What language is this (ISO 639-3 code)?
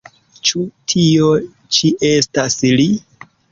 epo